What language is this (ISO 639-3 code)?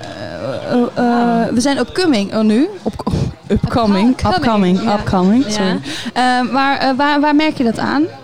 nld